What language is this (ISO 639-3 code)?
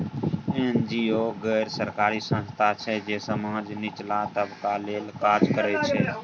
mai